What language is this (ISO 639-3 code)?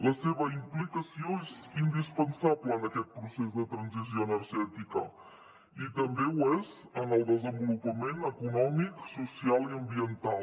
cat